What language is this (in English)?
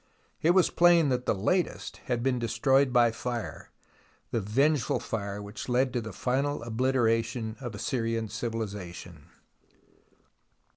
English